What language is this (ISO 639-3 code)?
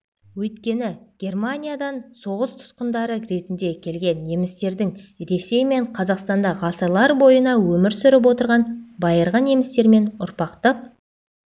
kaz